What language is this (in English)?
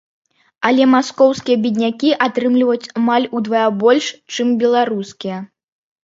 Belarusian